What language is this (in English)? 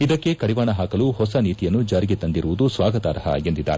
Kannada